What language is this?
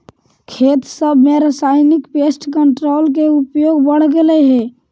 Magahi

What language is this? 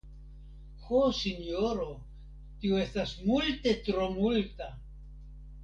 Esperanto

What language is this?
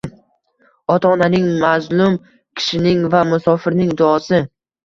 Uzbek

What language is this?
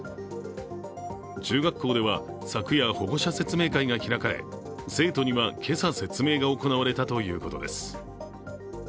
Japanese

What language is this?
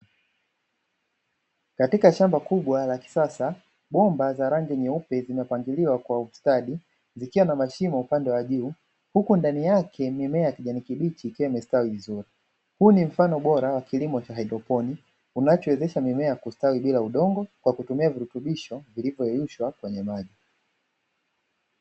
Swahili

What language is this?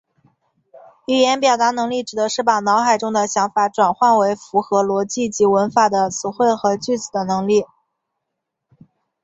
Chinese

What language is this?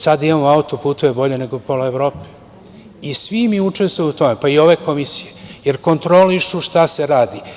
Serbian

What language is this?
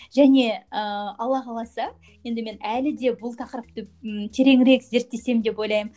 Kazakh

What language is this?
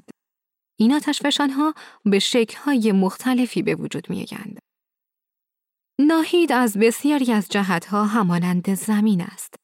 Persian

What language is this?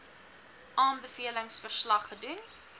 Afrikaans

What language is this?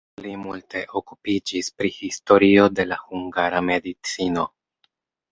Esperanto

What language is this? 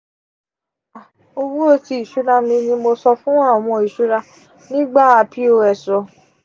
Yoruba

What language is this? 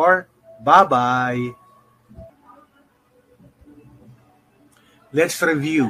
Filipino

